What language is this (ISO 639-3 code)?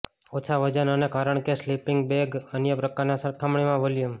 guj